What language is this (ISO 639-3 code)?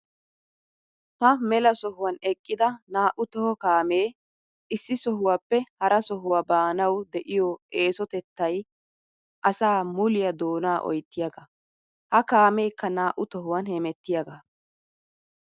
wal